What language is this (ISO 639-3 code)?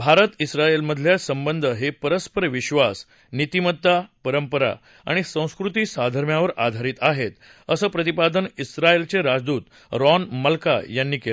mar